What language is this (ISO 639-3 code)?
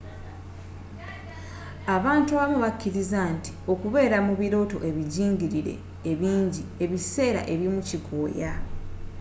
lug